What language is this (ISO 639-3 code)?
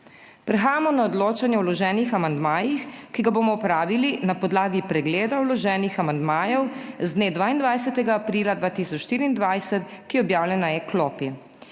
slv